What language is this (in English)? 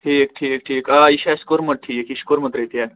Kashmiri